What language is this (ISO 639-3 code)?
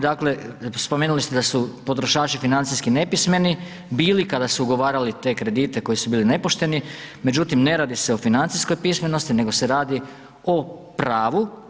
hrv